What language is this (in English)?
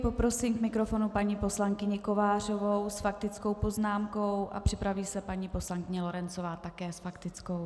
Czech